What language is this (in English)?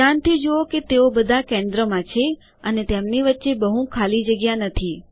Gujarati